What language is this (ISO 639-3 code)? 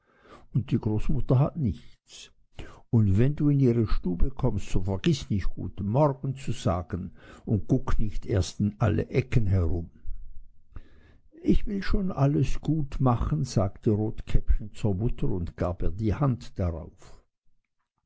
deu